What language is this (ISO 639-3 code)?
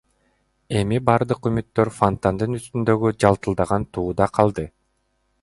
kir